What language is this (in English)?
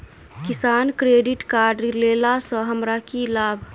Maithili